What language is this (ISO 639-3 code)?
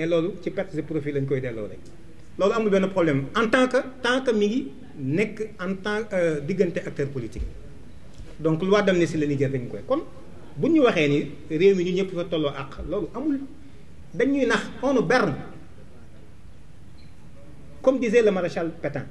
fra